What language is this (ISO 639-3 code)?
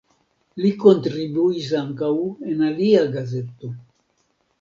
epo